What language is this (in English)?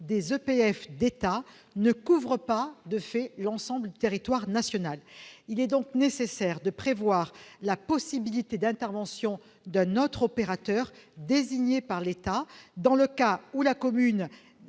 French